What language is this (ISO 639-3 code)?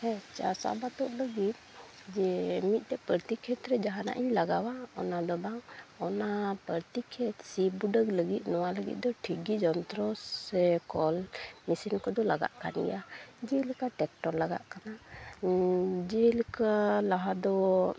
sat